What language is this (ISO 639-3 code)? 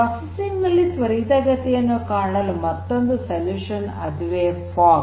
kan